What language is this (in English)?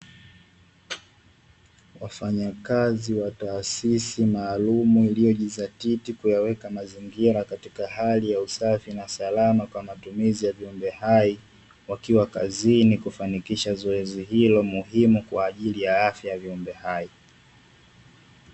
Swahili